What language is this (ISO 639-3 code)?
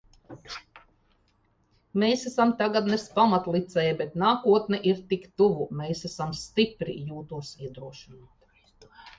lav